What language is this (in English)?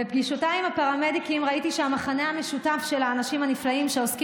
Hebrew